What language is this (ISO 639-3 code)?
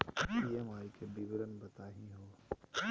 mag